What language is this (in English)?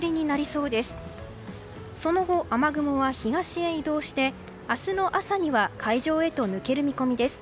Japanese